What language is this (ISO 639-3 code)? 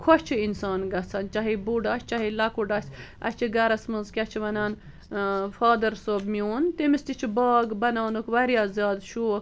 kas